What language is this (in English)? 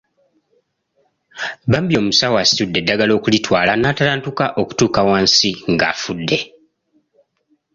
Ganda